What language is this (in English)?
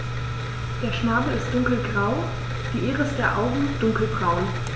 German